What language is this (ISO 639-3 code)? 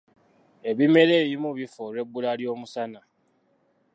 lug